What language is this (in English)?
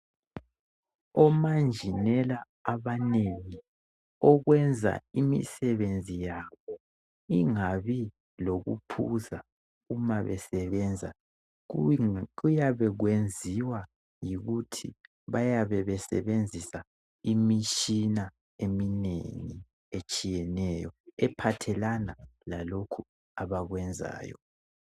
North Ndebele